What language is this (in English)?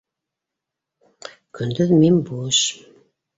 Bashkir